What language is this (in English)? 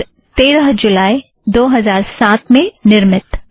Hindi